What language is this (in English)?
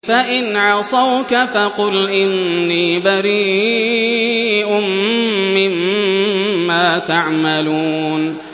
Arabic